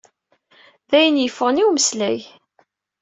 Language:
Kabyle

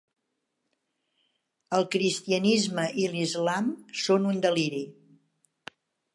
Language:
Catalan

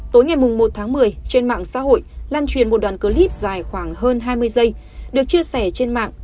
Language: Vietnamese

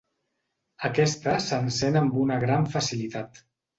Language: Catalan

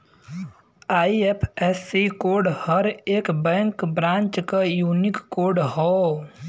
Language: Bhojpuri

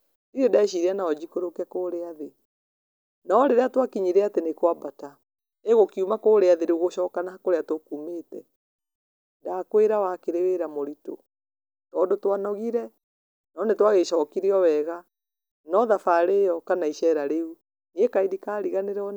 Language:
Kikuyu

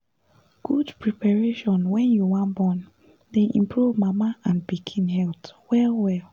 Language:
Nigerian Pidgin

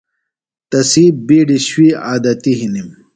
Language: Phalura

